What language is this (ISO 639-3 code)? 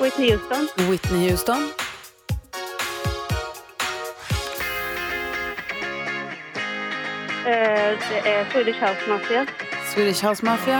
swe